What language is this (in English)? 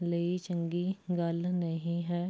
Punjabi